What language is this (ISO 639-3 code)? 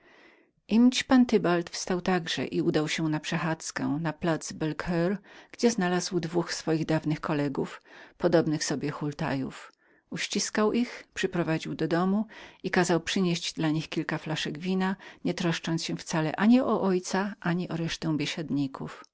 pol